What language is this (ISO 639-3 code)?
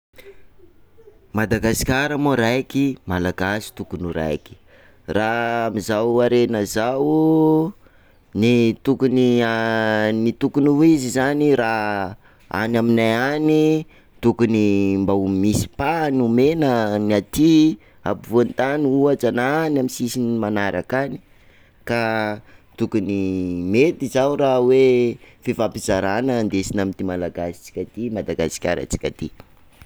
skg